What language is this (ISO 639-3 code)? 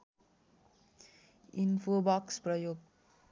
nep